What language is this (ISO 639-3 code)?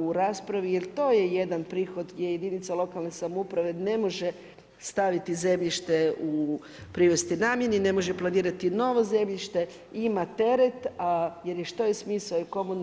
hrv